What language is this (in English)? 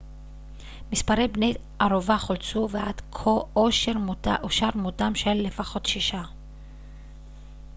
Hebrew